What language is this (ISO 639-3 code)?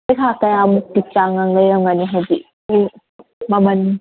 mni